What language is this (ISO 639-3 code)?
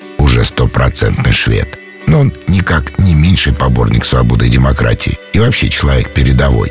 rus